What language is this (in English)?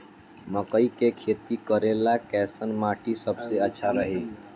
Bhojpuri